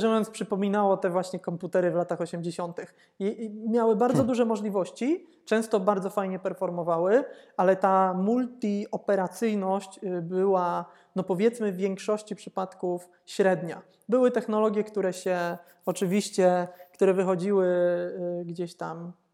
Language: Polish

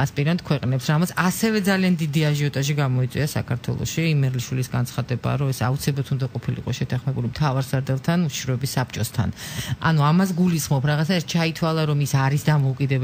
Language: Greek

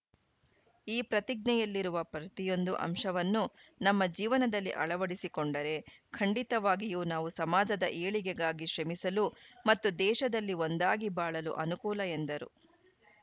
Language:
Kannada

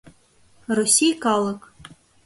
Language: Mari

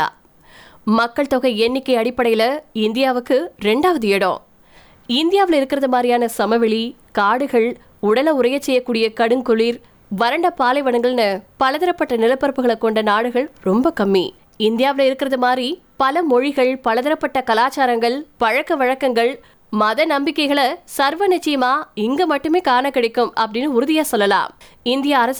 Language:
Tamil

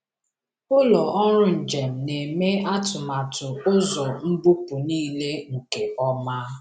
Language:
Igbo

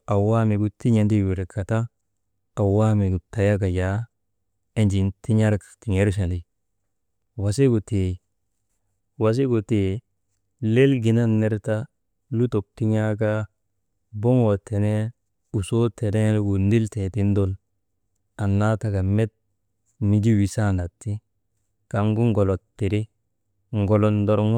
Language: Maba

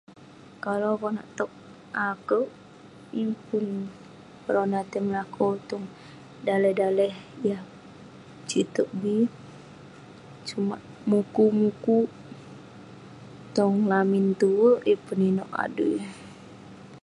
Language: Western Penan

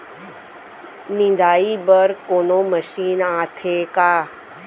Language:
Chhattisgarhi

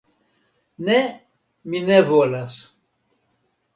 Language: Esperanto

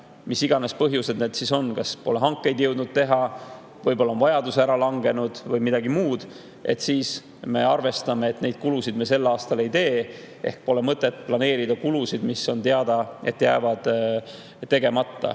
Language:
Estonian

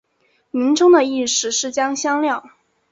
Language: Chinese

